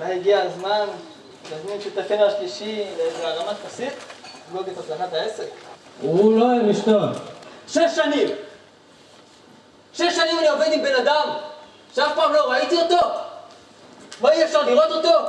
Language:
Hebrew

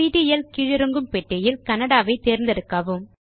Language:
Tamil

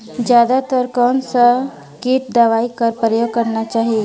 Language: Chhattisgarhi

